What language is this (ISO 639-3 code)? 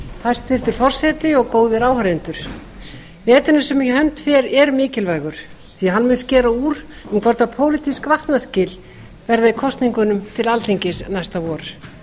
isl